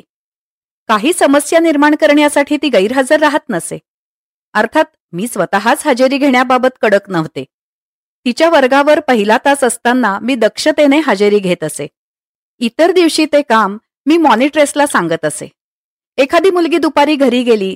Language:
Marathi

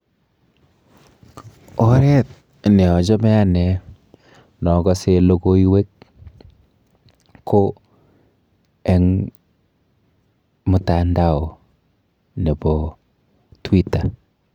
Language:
Kalenjin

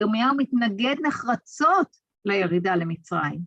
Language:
Hebrew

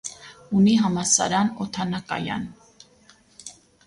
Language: Armenian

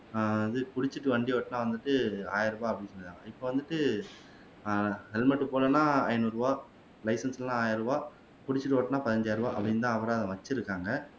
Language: Tamil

